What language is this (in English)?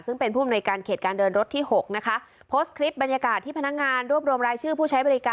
Thai